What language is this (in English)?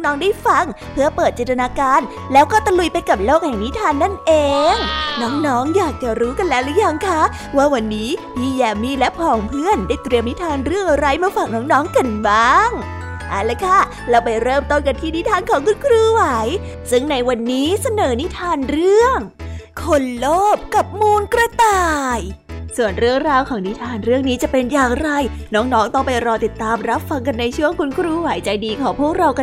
Thai